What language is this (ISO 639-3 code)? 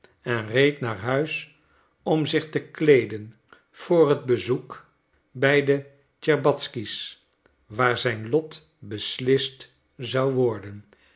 nld